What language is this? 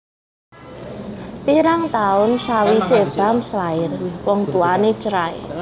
Javanese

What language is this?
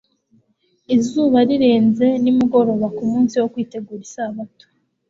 Kinyarwanda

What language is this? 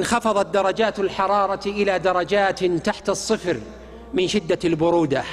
Arabic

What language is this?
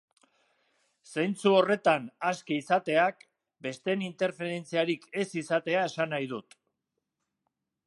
Basque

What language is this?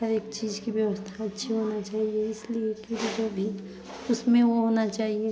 Hindi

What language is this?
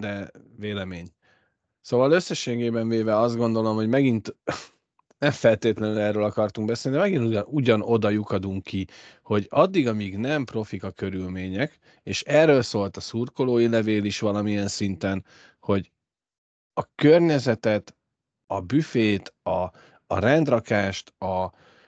Hungarian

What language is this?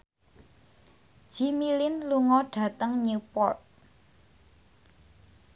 Javanese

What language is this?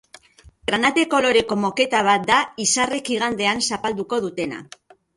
Basque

